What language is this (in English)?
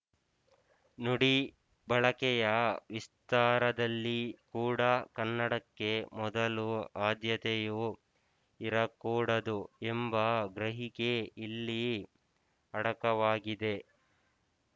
Kannada